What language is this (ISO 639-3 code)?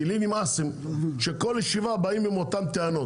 heb